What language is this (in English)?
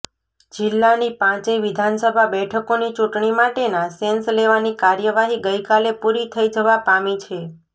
Gujarati